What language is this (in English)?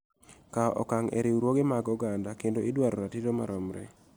Luo (Kenya and Tanzania)